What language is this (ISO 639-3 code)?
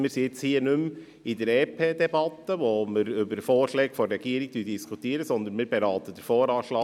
gsw